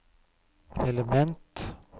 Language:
Norwegian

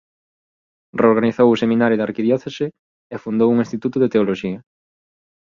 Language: Galician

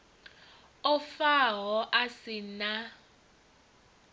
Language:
Venda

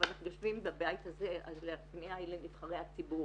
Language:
Hebrew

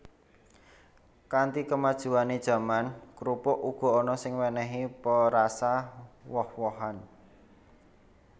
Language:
Javanese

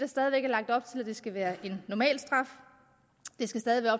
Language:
Danish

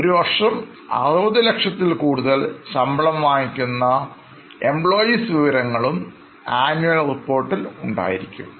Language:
Malayalam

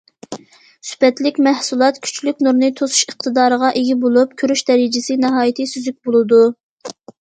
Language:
Uyghur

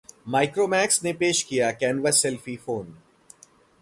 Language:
Hindi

